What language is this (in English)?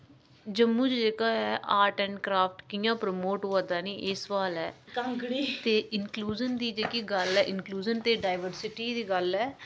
Dogri